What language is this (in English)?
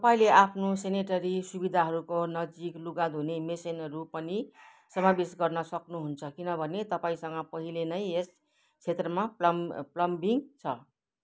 Nepali